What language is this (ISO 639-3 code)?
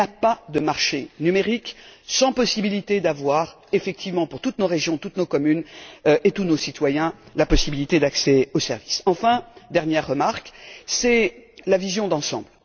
fra